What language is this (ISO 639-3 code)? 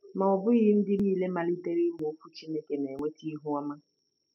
ibo